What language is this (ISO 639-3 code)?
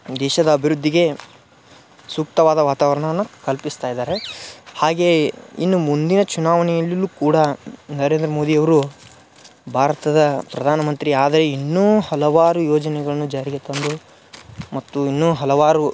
kan